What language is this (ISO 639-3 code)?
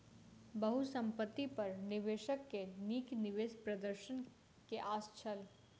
mai